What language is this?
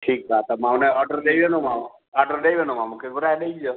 Sindhi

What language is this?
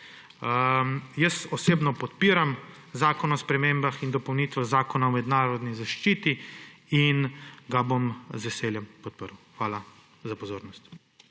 Slovenian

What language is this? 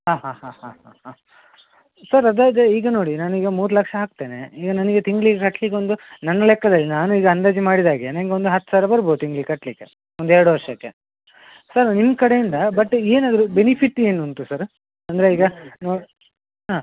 Kannada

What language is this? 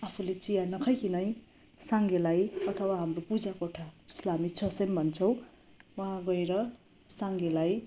Nepali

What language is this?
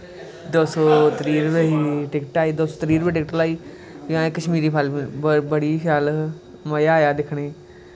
Dogri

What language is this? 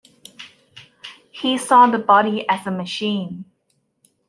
English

